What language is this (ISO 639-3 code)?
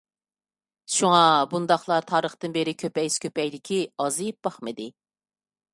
uig